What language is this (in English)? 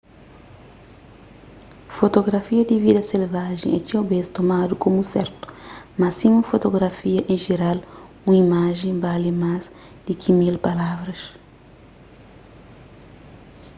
Kabuverdianu